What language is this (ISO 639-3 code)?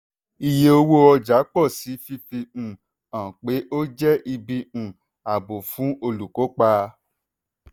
yor